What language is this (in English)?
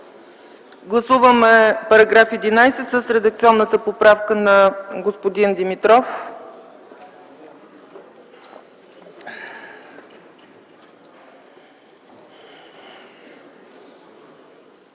Bulgarian